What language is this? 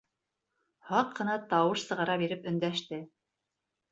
Bashkir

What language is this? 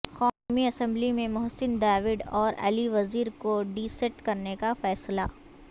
Urdu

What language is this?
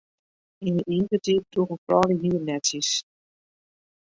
Western Frisian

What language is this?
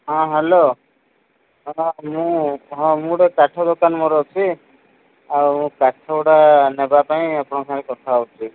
Odia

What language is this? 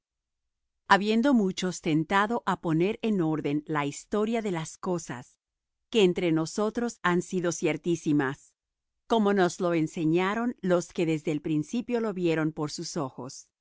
Spanish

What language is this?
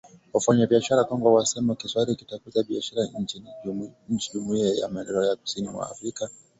Swahili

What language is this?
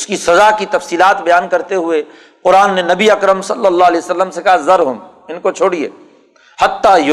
Urdu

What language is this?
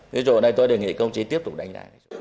Vietnamese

